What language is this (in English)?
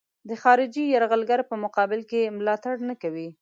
Pashto